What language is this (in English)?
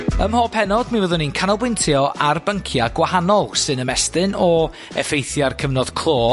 Welsh